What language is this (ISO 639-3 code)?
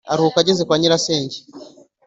kin